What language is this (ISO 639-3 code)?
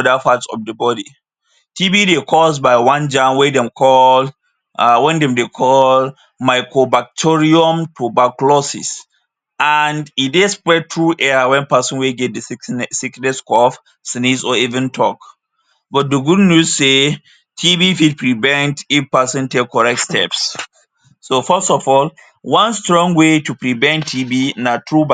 pcm